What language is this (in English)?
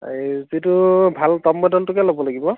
Assamese